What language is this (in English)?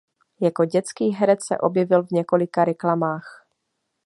Czech